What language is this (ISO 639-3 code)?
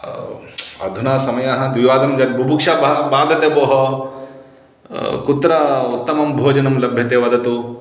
san